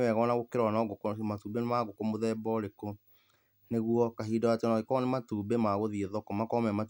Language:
Kikuyu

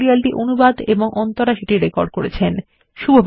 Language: Bangla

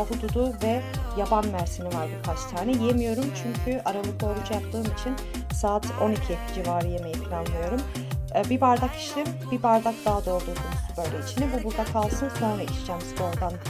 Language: Turkish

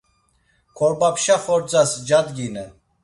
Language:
Laz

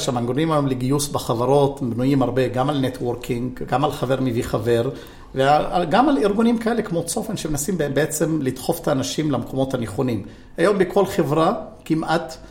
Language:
Hebrew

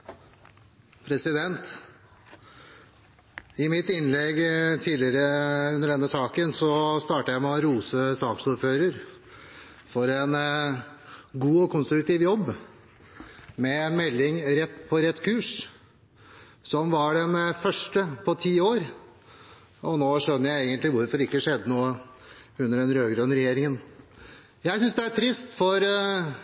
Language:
Norwegian Bokmål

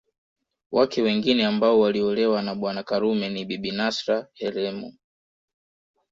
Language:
Swahili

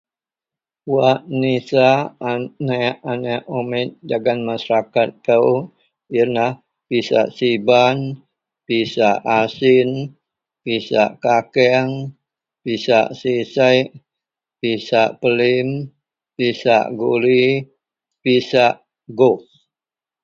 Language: Central Melanau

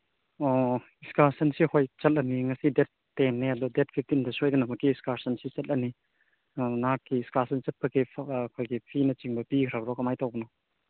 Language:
Manipuri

